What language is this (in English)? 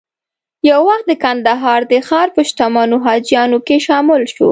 Pashto